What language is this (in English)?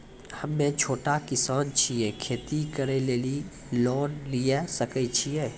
Maithili